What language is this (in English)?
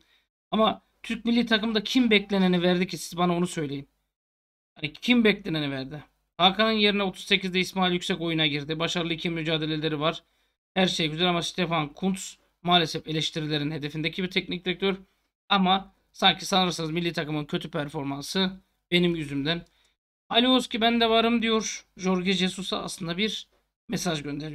Turkish